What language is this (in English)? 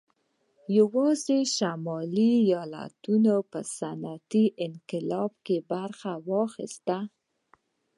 Pashto